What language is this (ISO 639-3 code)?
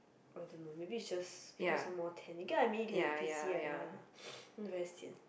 eng